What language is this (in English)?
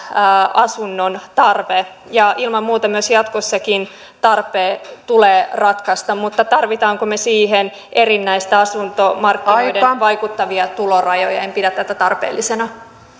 Finnish